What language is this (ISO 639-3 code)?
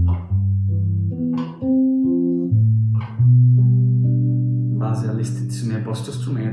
ita